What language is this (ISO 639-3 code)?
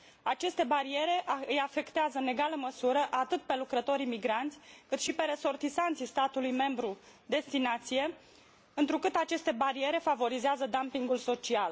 ron